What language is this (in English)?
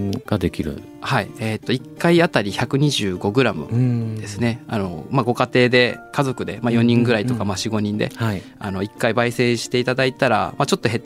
Japanese